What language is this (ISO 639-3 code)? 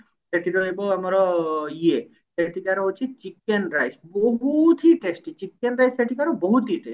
ori